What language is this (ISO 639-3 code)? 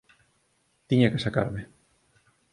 glg